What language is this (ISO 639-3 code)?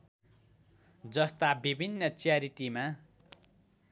nep